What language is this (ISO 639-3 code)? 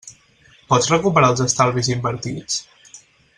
cat